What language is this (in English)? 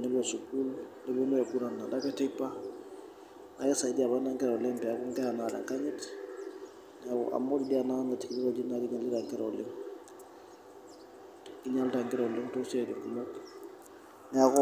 Masai